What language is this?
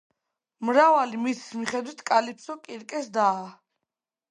Georgian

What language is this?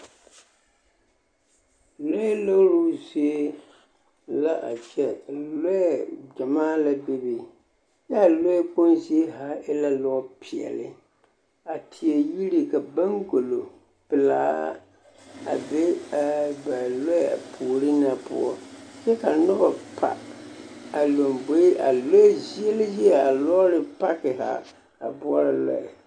Southern Dagaare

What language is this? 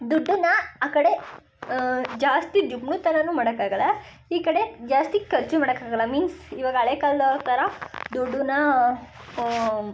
Kannada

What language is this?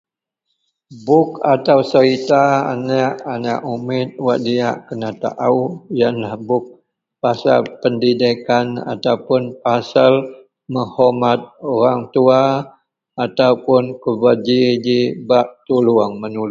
Central Melanau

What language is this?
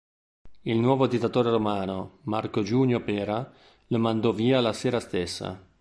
Italian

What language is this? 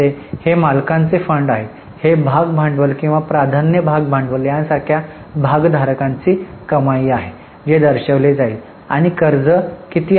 Marathi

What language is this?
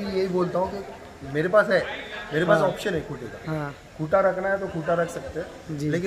Hindi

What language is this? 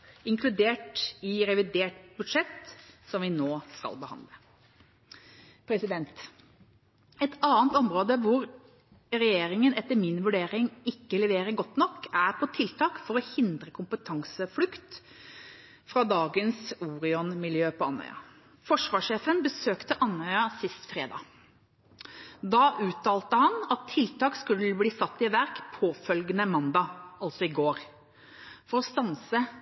Norwegian Bokmål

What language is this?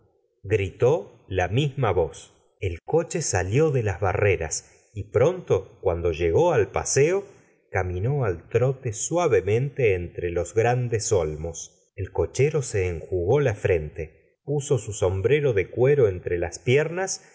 Spanish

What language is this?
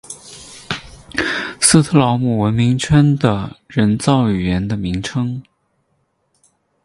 Chinese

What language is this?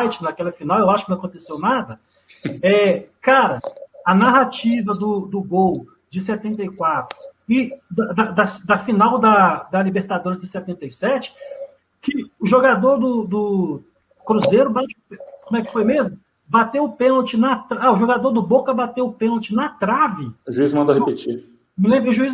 Portuguese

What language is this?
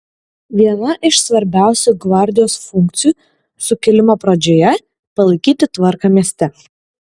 Lithuanian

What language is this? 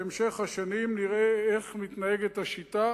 Hebrew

